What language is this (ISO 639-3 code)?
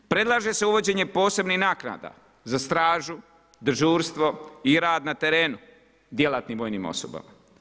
hrv